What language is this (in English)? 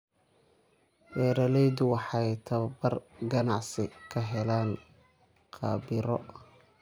Somali